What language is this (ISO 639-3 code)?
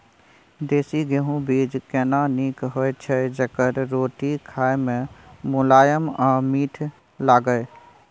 mai